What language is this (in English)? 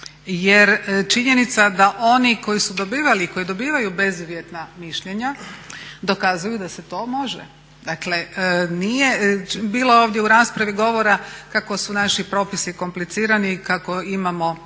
Croatian